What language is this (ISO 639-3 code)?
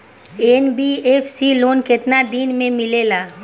bho